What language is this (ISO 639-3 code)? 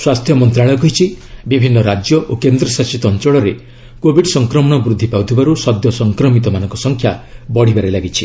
ori